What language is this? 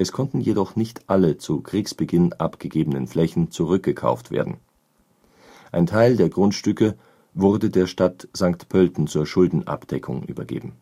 German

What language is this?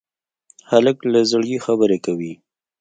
Pashto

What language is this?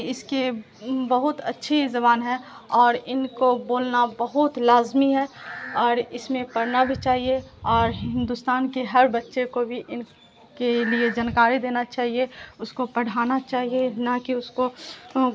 Urdu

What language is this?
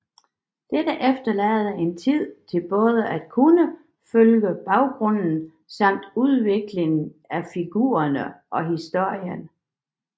Danish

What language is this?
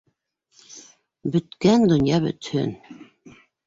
Bashkir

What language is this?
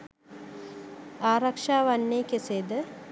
Sinhala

